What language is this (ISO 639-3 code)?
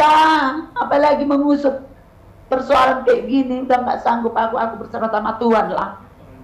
ind